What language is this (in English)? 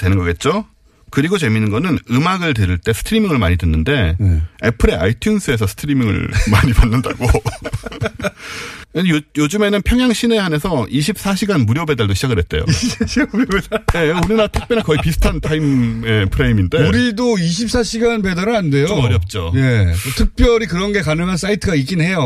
Korean